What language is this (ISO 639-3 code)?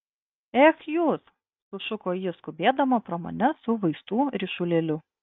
lit